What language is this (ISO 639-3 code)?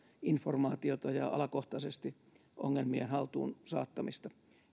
fin